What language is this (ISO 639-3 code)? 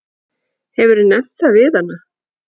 isl